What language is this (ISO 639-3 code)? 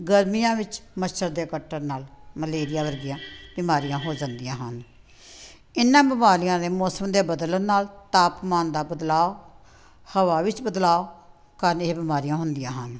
pan